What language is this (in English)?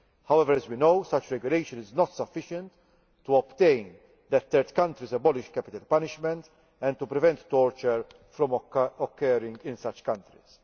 English